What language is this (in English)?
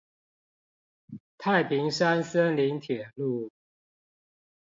Chinese